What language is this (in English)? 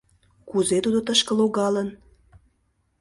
Mari